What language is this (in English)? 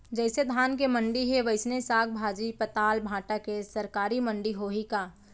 Chhattisgarhi